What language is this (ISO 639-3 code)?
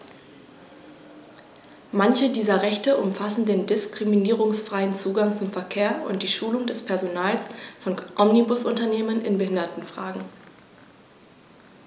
deu